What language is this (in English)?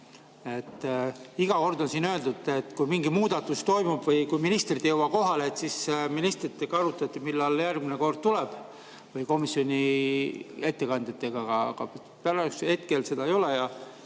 Estonian